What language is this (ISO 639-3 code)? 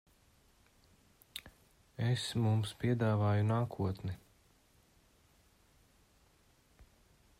lav